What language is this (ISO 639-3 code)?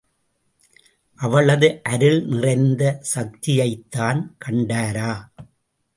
tam